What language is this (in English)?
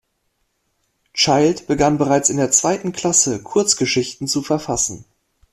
German